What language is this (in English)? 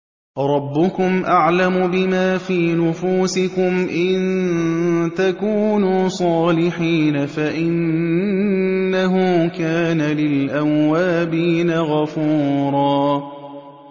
Arabic